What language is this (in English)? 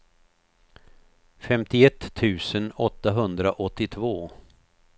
Swedish